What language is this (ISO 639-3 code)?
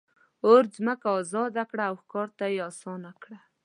pus